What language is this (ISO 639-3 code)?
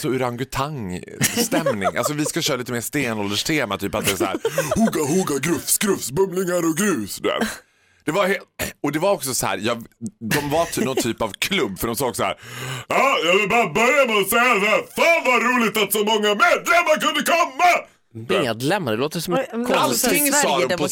swe